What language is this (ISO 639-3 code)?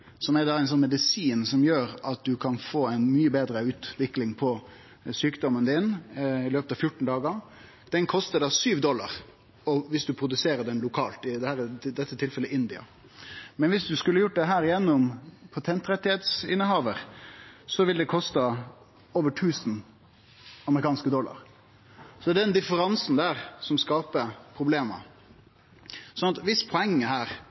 nno